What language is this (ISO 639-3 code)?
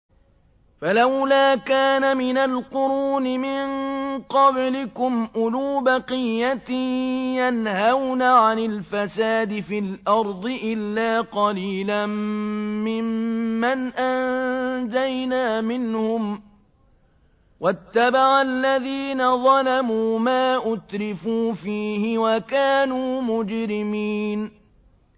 ara